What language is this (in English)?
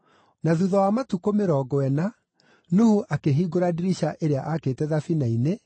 Kikuyu